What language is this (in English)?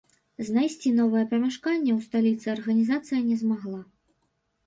Belarusian